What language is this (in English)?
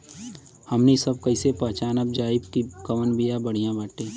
Bhojpuri